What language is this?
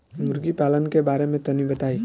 Bhojpuri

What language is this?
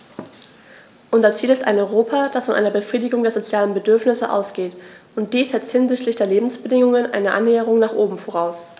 German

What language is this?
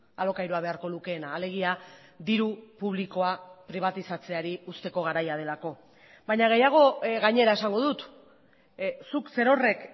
Basque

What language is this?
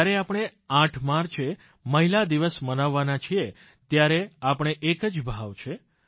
Gujarati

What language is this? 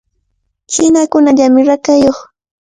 Cajatambo North Lima Quechua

